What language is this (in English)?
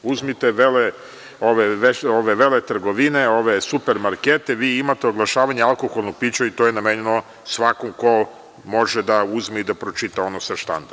Serbian